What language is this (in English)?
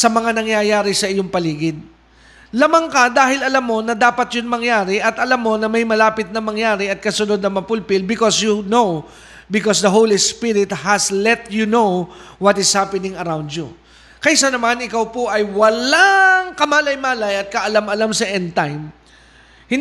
Filipino